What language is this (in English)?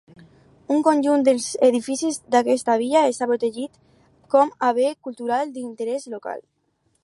Catalan